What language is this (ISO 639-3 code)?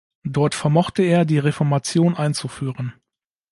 deu